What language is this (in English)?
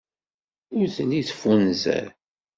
Kabyle